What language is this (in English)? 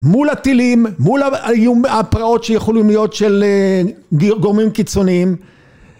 Hebrew